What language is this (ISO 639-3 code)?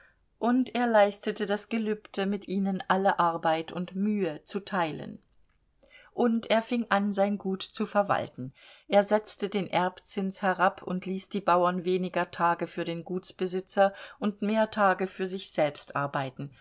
deu